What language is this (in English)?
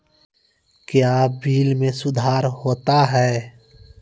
Maithili